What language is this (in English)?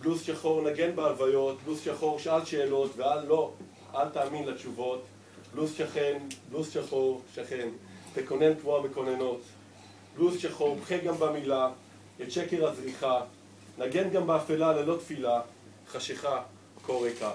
Hebrew